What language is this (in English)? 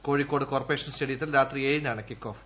Malayalam